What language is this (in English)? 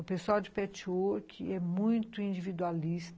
Portuguese